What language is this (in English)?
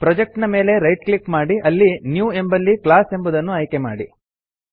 Kannada